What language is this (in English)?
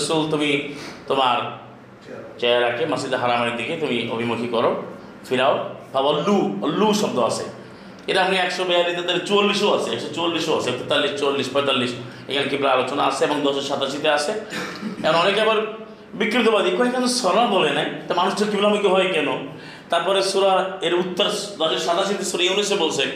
Bangla